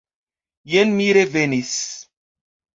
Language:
Esperanto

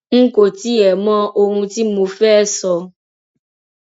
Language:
Yoruba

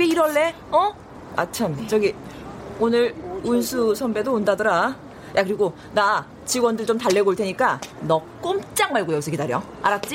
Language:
Korean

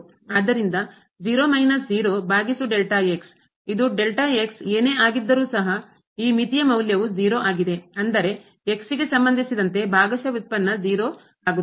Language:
Kannada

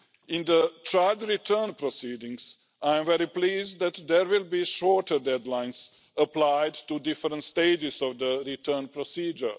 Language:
English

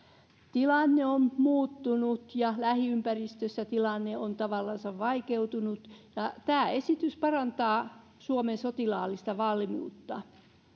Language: Finnish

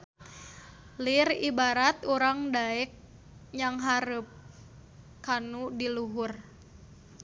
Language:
Sundanese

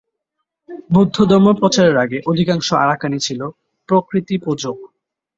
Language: Bangla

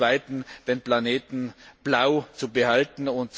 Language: German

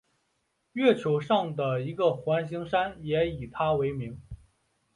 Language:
Chinese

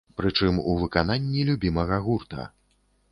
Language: Belarusian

